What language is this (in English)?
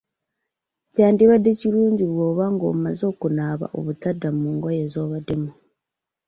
Ganda